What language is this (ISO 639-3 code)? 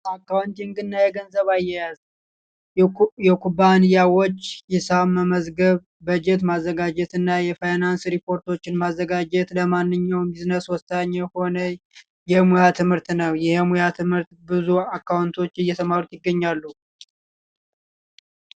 amh